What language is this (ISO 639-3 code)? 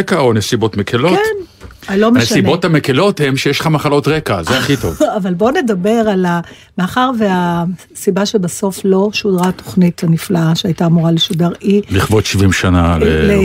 heb